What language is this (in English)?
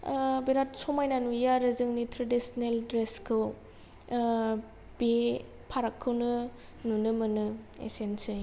Bodo